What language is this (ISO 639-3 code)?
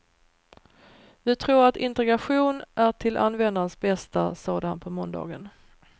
swe